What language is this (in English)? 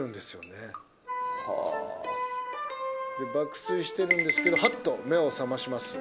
Japanese